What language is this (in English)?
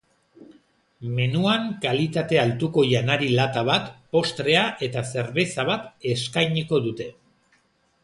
Basque